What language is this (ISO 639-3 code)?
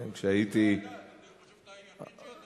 heb